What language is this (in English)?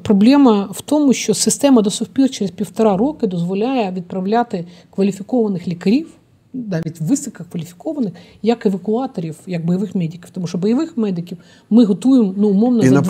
Ukrainian